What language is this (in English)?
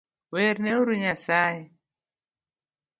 Luo (Kenya and Tanzania)